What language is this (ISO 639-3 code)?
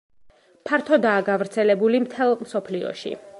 kat